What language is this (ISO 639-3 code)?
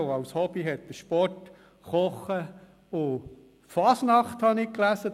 gsw